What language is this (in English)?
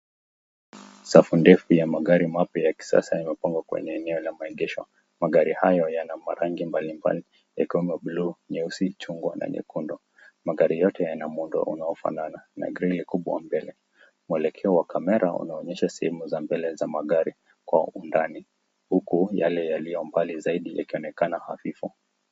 Swahili